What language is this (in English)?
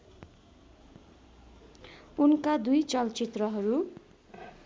Nepali